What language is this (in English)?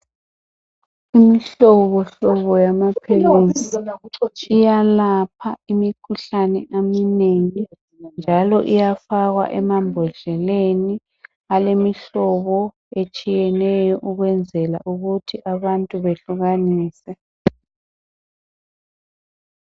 North Ndebele